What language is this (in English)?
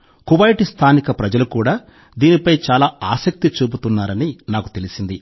Telugu